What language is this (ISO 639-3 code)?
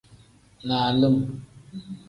kdh